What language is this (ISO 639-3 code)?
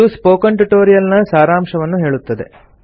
kan